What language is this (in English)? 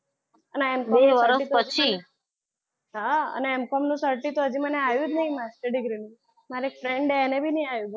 Gujarati